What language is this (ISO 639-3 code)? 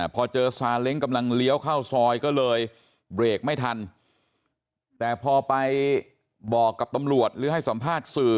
tha